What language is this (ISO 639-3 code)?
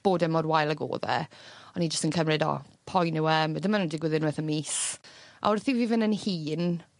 cym